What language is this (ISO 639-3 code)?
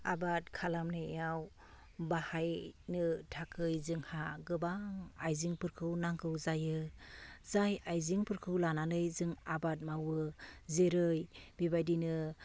brx